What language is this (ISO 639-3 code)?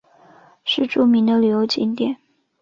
zho